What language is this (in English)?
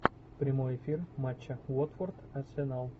Russian